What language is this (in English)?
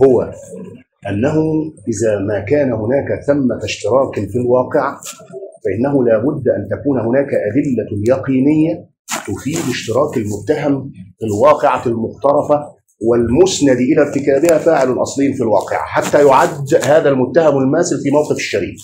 Arabic